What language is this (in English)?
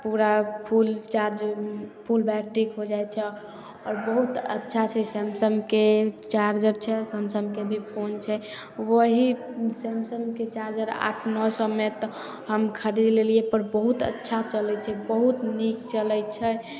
Maithili